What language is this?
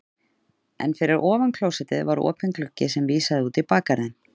Icelandic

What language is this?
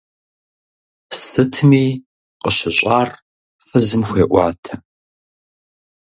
Kabardian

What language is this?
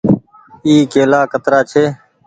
Goaria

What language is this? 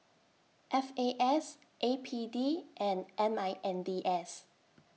English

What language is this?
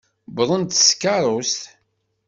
Kabyle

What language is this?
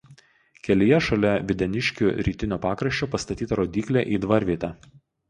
Lithuanian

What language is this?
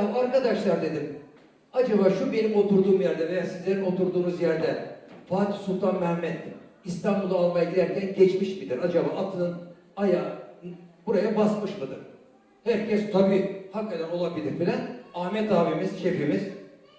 Turkish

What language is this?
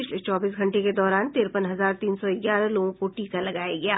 Hindi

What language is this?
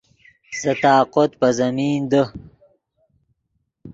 Yidgha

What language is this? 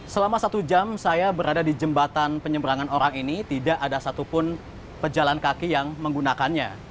Indonesian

